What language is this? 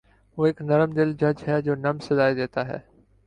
Urdu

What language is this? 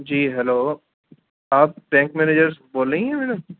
Urdu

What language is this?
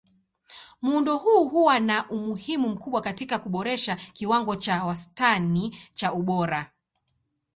Swahili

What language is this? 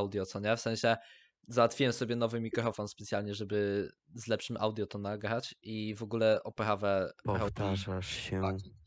Polish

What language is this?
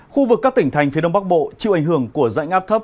Vietnamese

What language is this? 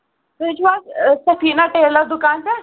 Kashmiri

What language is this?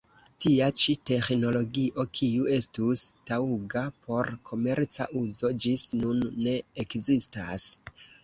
Esperanto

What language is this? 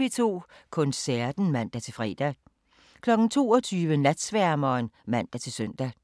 Danish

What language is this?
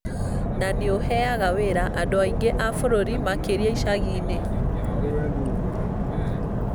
Kikuyu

